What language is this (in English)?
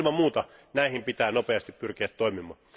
Finnish